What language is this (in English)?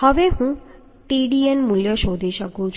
Gujarati